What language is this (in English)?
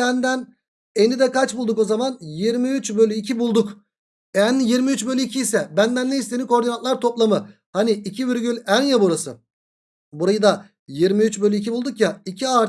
Turkish